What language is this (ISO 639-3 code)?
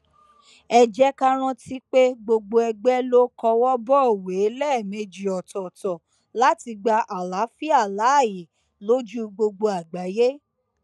yor